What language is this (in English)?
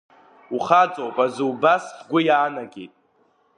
Abkhazian